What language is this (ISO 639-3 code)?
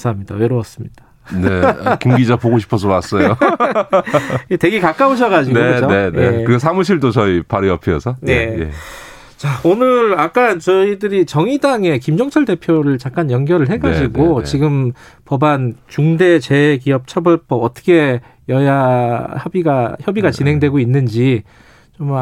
kor